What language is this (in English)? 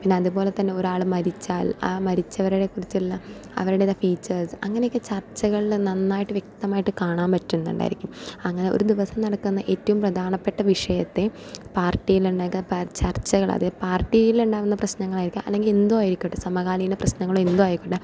Malayalam